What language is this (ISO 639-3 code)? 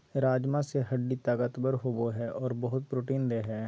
mag